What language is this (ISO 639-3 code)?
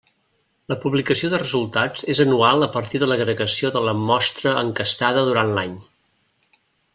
cat